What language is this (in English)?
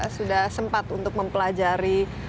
Indonesian